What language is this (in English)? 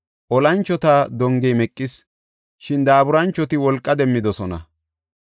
Gofa